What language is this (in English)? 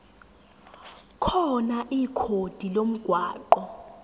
Zulu